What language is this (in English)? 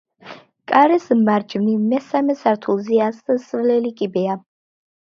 Georgian